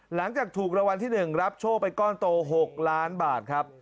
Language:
Thai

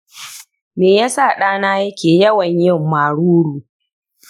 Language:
Hausa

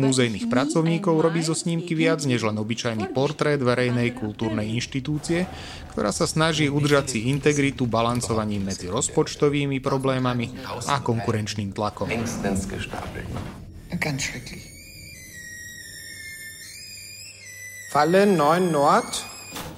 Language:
Slovak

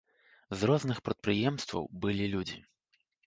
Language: Belarusian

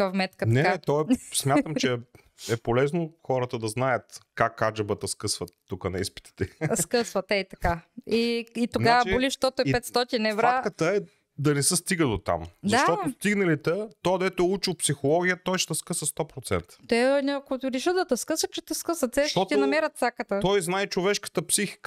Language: Bulgarian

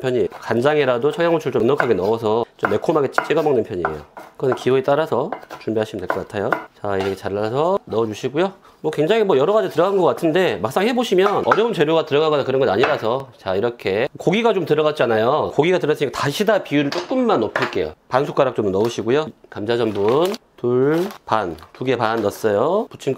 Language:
Korean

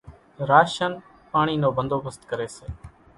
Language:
Kachi Koli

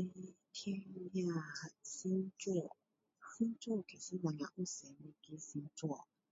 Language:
Min Dong Chinese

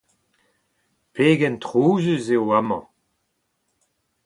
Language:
Breton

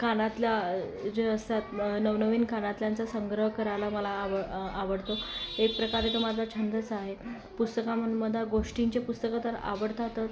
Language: Marathi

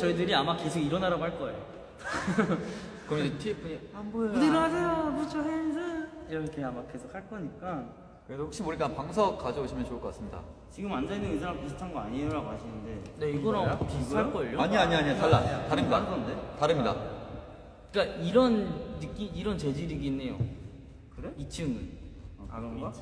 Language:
Korean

